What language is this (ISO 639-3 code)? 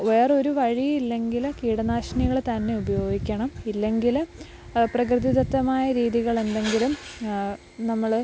mal